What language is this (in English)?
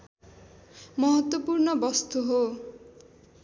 Nepali